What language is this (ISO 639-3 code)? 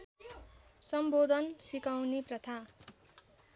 nep